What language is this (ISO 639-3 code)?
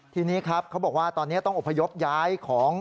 tha